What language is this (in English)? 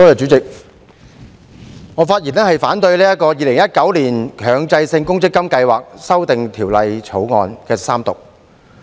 Cantonese